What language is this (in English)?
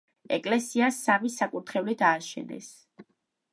Georgian